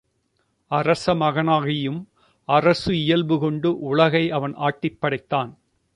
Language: Tamil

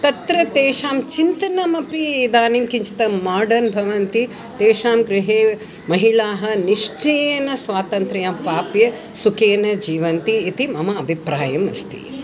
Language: Sanskrit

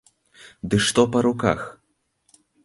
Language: Belarusian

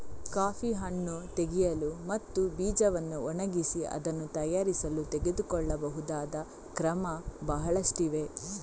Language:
Kannada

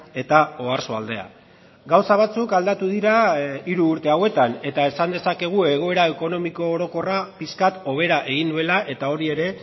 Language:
Basque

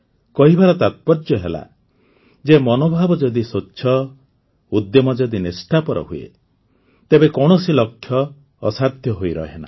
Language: Odia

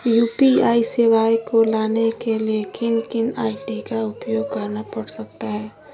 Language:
Magahi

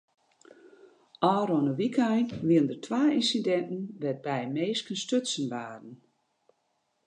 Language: Western Frisian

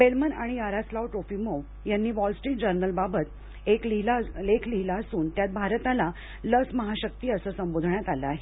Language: Marathi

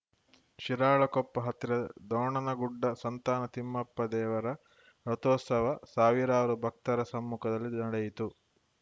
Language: Kannada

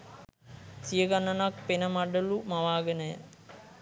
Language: Sinhala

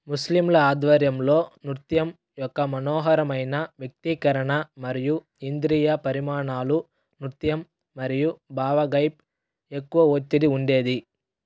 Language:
Telugu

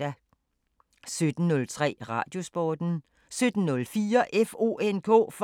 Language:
Danish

